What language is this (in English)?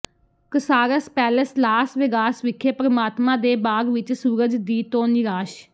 Punjabi